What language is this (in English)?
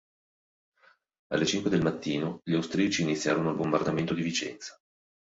Italian